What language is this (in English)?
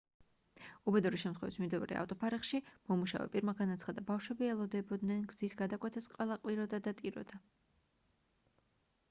Georgian